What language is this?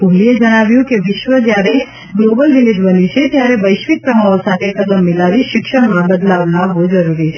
Gujarati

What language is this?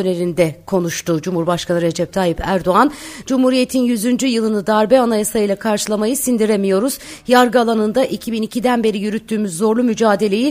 Turkish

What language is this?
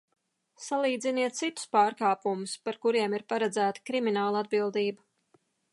Latvian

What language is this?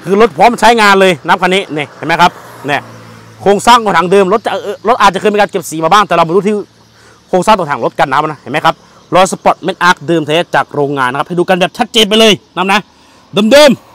Thai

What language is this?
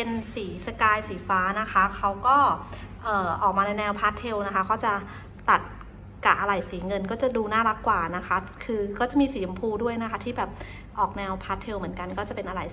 Thai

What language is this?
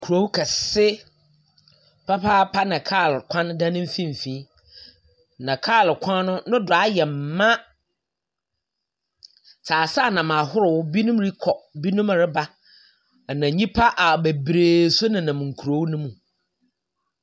Akan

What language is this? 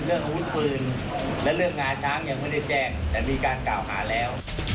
Thai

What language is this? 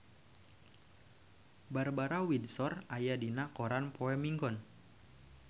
Sundanese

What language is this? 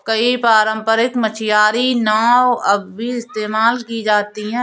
Hindi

